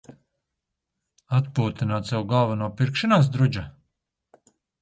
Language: Latvian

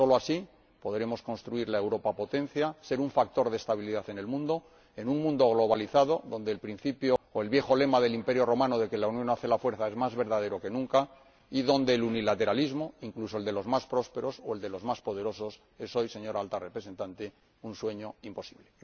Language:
Spanish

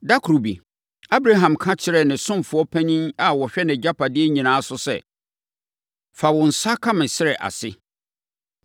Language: Akan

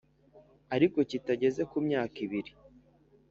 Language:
Kinyarwanda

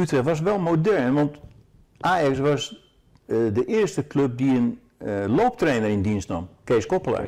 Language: Dutch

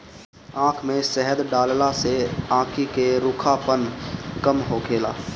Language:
Bhojpuri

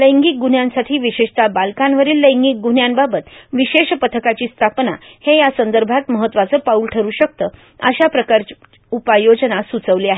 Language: Marathi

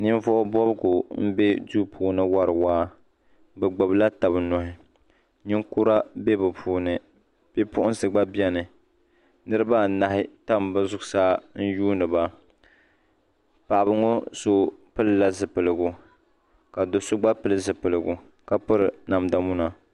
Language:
Dagbani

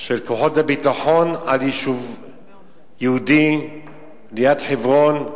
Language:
Hebrew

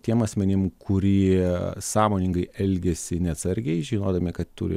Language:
Lithuanian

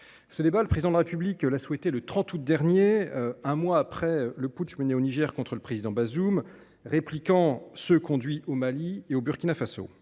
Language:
French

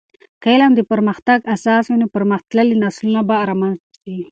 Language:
Pashto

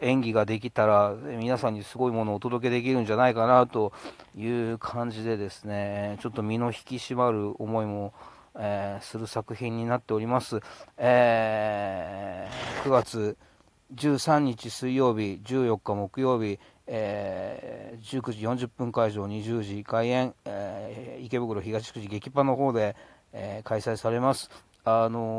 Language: Japanese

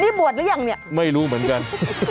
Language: Thai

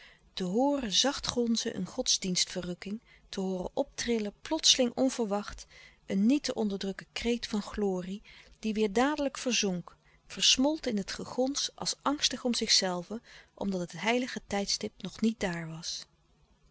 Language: Dutch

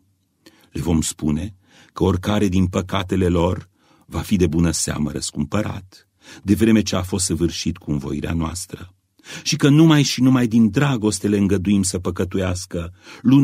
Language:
Romanian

